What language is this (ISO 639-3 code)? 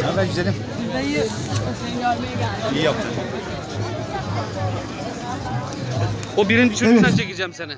tur